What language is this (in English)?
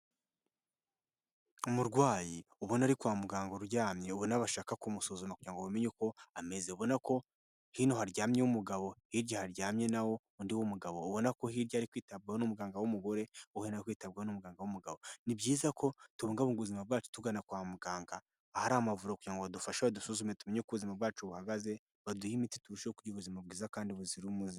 Kinyarwanda